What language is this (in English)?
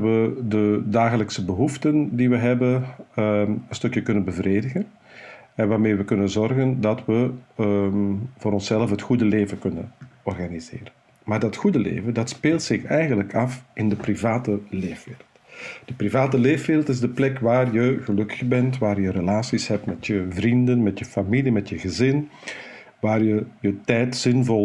Dutch